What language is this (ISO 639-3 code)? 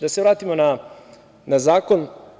srp